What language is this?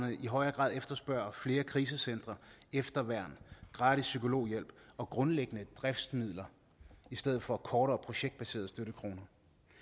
Danish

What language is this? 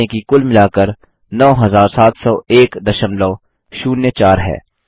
Hindi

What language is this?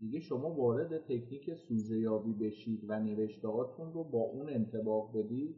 Persian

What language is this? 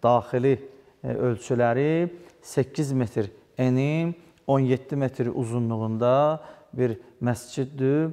Turkish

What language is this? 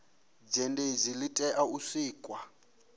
Venda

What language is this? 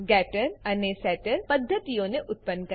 Gujarati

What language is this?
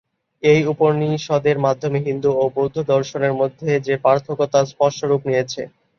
Bangla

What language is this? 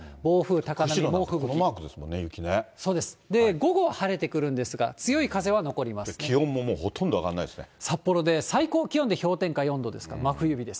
Japanese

